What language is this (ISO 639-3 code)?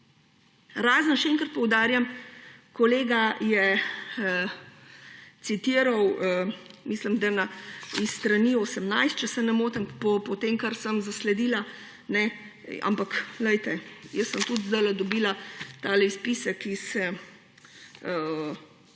slv